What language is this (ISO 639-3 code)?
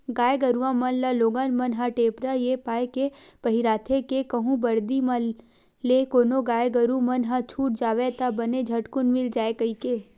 hne